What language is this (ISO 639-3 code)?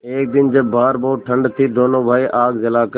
hin